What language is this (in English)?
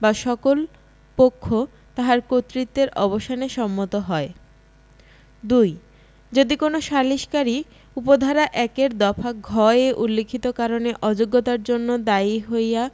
Bangla